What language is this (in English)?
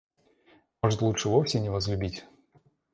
Russian